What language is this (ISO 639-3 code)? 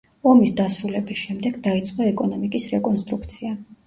kat